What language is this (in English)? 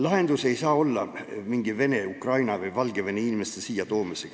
Estonian